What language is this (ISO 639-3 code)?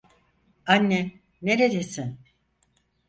tur